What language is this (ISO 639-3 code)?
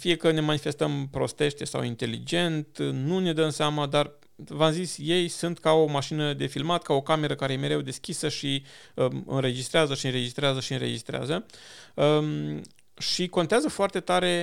ron